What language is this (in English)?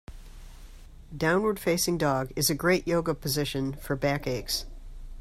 English